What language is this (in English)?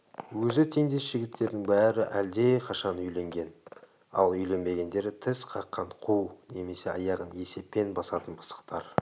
Kazakh